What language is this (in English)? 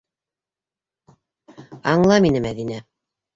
Bashkir